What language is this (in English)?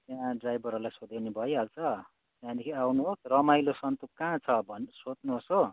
Nepali